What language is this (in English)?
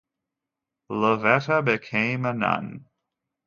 English